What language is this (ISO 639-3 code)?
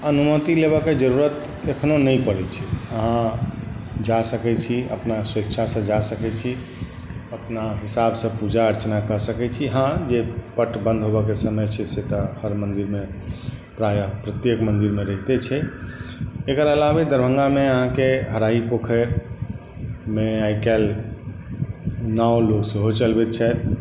mai